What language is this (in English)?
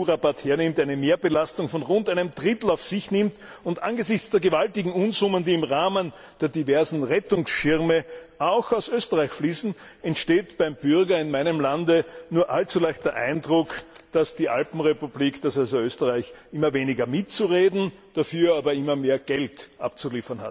German